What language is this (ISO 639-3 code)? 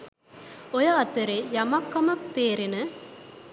sin